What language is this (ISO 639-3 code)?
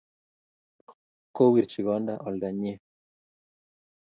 kln